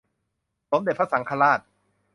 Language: Thai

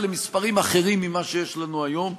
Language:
Hebrew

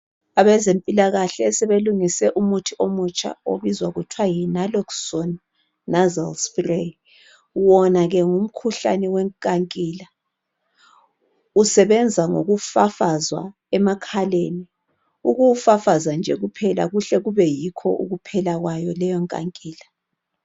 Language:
North Ndebele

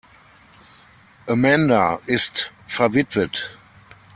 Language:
German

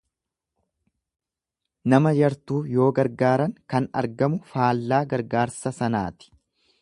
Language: Oromo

